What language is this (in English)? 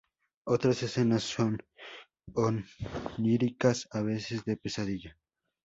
Spanish